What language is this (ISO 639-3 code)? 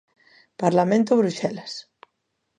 glg